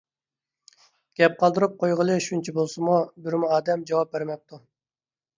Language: Uyghur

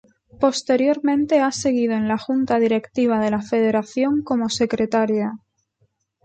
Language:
Spanish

